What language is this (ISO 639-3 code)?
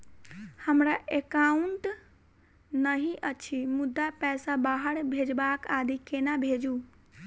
mai